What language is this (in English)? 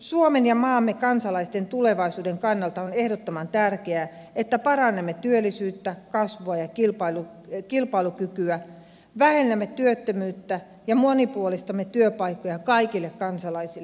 Finnish